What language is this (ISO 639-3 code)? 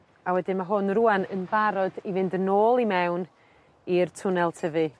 cym